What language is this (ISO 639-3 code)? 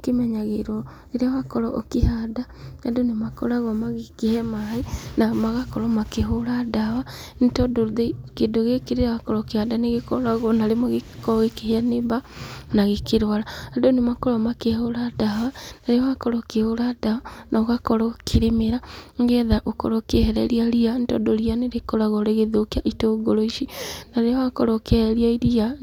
kik